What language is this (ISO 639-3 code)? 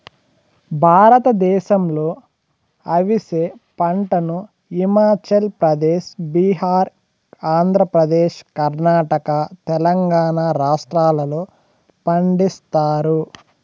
tel